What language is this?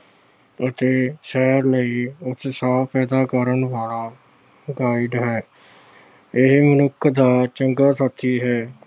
Punjabi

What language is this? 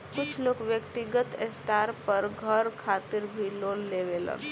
Bhojpuri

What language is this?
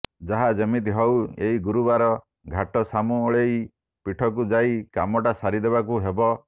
Odia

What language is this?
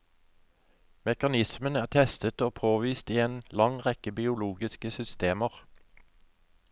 Norwegian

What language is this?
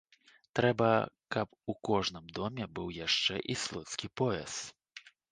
Belarusian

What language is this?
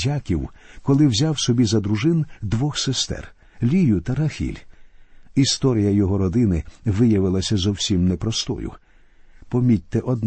Ukrainian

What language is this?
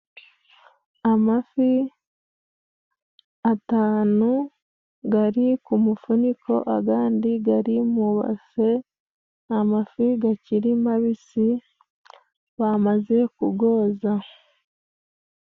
Kinyarwanda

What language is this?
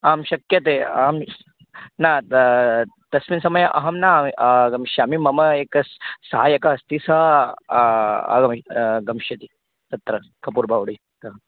Sanskrit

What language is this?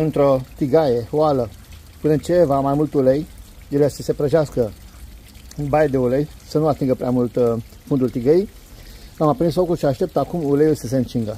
Romanian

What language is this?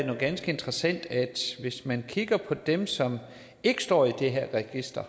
Danish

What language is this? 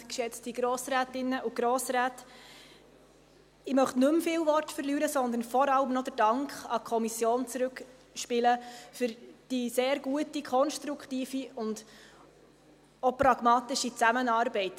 Swiss German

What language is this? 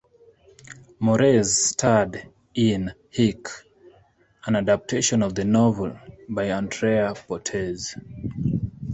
English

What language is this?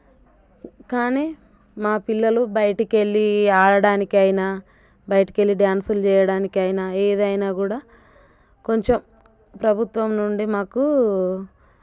Telugu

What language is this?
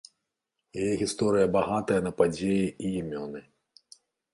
Belarusian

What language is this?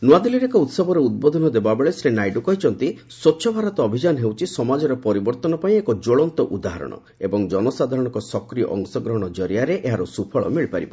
Odia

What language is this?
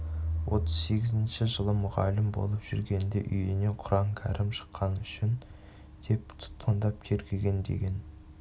Kazakh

